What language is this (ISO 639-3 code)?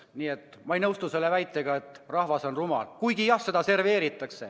est